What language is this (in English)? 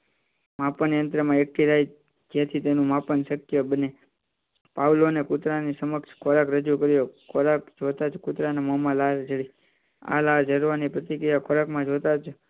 Gujarati